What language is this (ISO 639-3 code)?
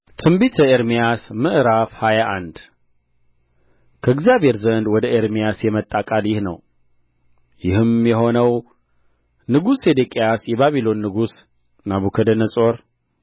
amh